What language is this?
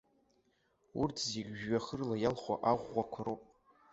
Abkhazian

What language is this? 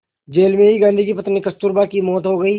Hindi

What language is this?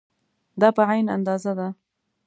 Pashto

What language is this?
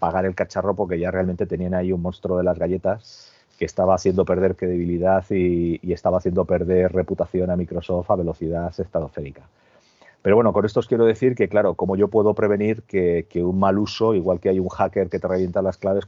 Spanish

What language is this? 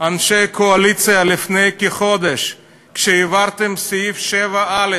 Hebrew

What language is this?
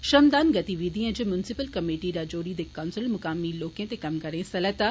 Dogri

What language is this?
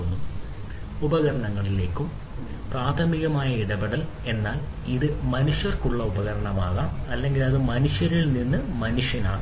Malayalam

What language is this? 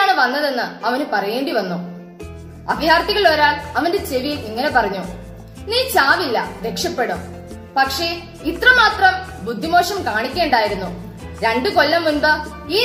Malayalam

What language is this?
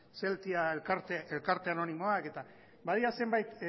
Basque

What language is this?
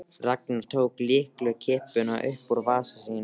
Icelandic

